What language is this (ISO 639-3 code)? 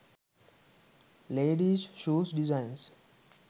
sin